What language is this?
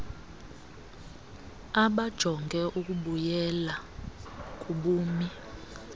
Xhosa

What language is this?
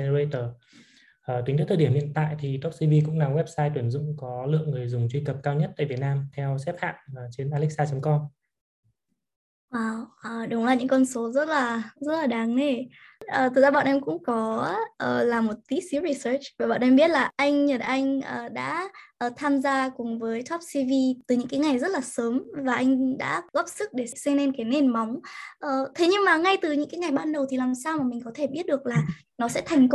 Vietnamese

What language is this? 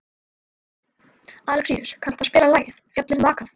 Icelandic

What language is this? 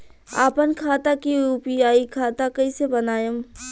Bhojpuri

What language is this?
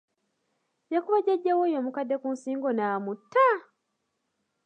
Ganda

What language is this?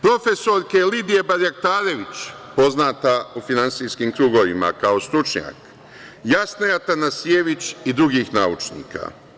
Serbian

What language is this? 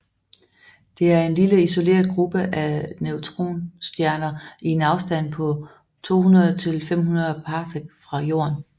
Danish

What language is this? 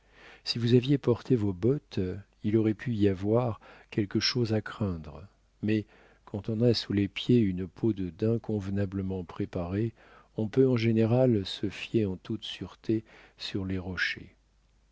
French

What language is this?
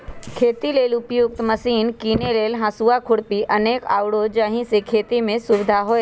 Magahi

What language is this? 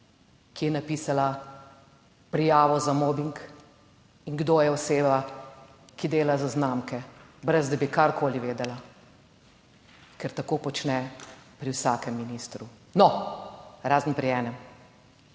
Slovenian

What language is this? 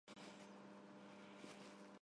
Armenian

